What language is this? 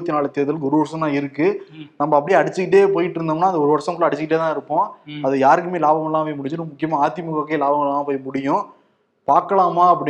Tamil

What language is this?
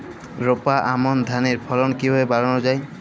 Bangla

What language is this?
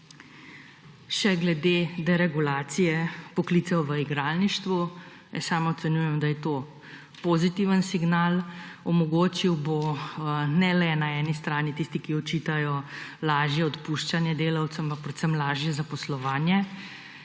Slovenian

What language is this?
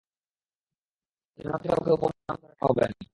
Bangla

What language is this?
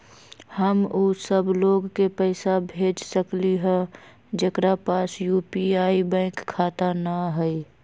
Magahi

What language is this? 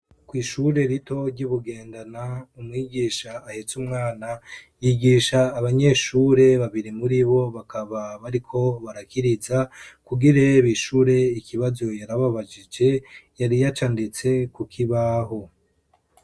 Rundi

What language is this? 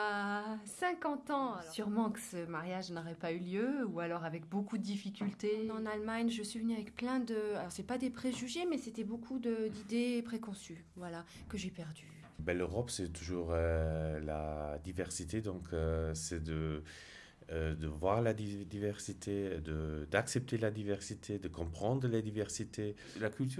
French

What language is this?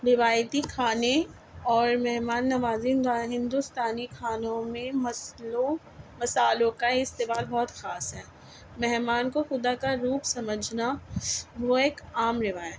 Urdu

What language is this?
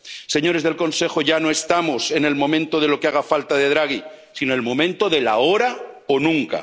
Spanish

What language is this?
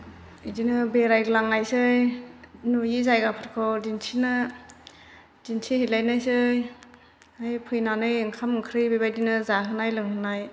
Bodo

